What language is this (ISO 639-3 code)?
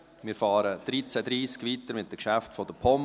gsw